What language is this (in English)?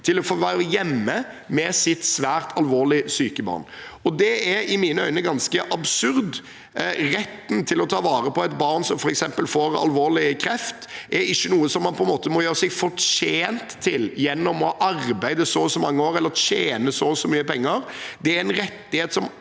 Norwegian